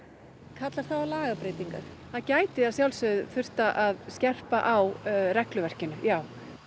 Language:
Icelandic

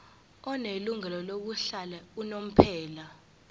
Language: Zulu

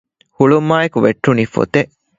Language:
Divehi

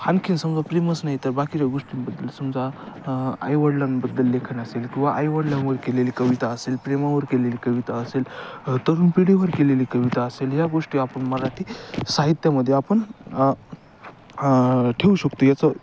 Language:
Marathi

